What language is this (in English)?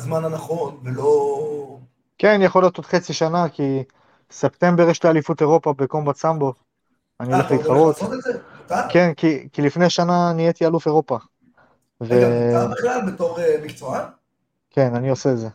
Hebrew